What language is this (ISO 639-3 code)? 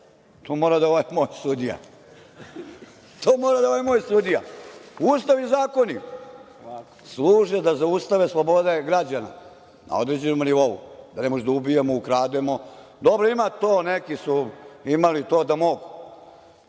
srp